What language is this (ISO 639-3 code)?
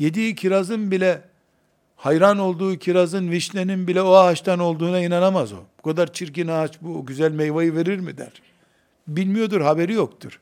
tur